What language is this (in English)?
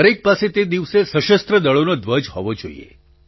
Gujarati